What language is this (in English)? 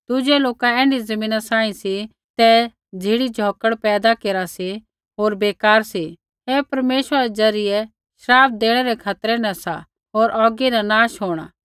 Kullu Pahari